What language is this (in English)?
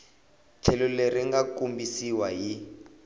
Tsonga